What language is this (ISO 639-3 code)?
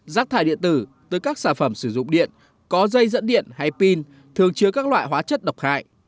vie